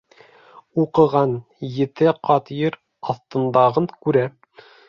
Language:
Bashkir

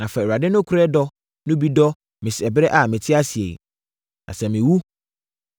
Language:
Akan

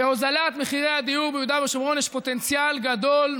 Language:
Hebrew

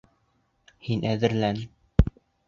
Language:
Bashkir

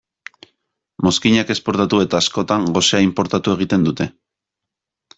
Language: Basque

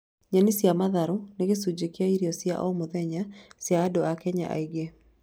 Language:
Kikuyu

